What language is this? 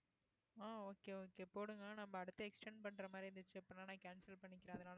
Tamil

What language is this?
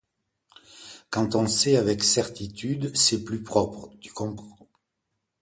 French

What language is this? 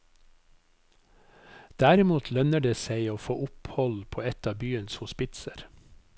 Norwegian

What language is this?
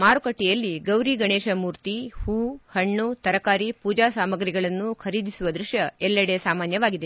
Kannada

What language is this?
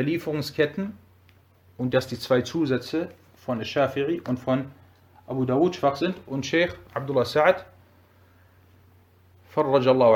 German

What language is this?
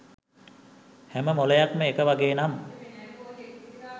Sinhala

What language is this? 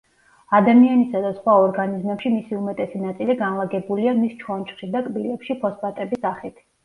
Georgian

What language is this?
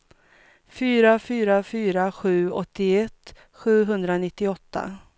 Swedish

